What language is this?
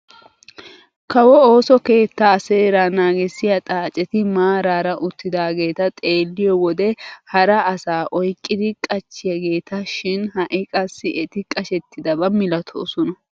Wolaytta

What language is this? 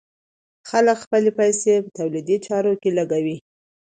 Pashto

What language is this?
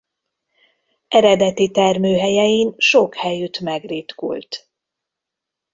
Hungarian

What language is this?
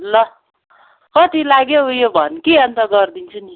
Nepali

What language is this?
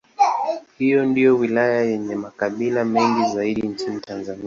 Swahili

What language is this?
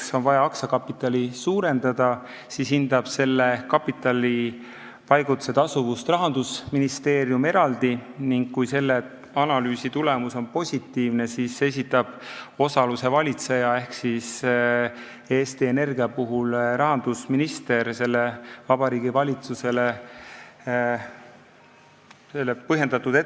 Estonian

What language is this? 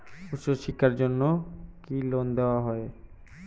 Bangla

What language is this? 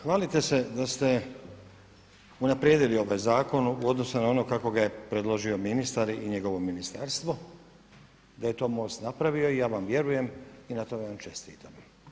Croatian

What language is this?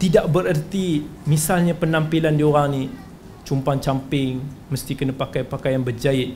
Malay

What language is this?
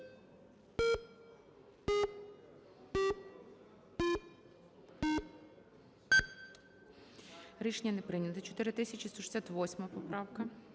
Ukrainian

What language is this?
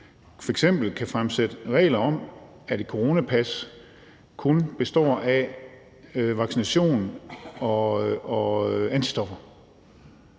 Danish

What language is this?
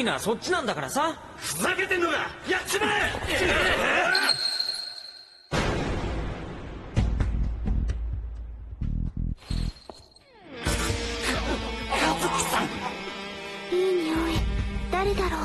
Japanese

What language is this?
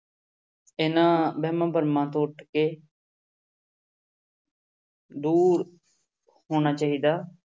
Punjabi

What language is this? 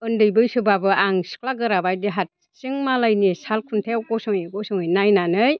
Bodo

